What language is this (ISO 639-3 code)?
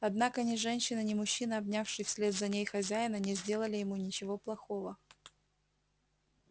rus